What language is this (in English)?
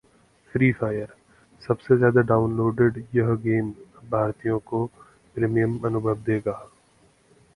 Hindi